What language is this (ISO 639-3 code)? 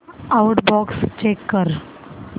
mar